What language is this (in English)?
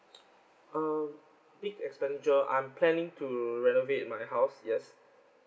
English